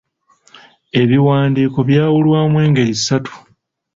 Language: Ganda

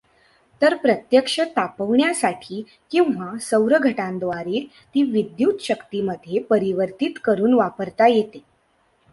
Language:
Marathi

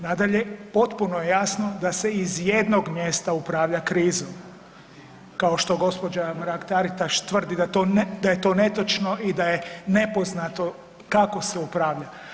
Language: Croatian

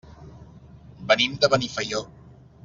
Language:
Catalan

